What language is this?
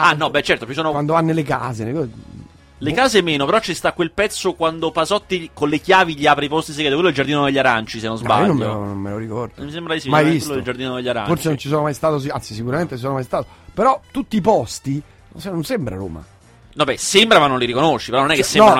Italian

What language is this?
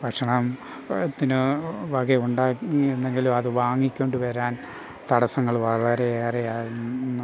Malayalam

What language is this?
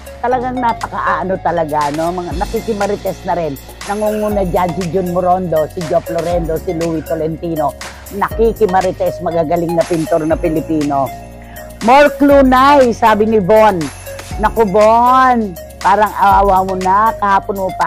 Filipino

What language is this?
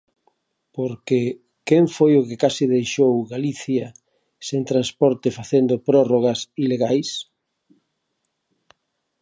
Galician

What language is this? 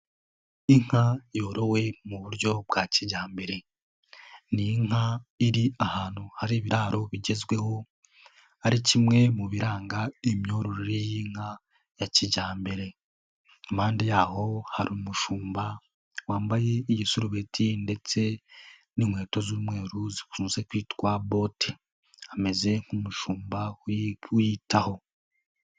Kinyarwanda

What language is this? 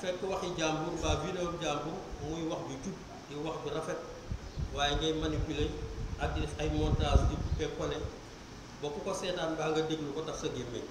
Indonesian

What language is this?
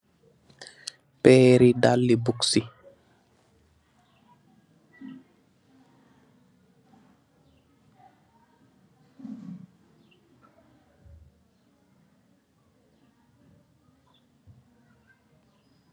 Wolof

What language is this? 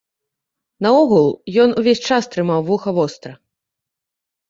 Belarusian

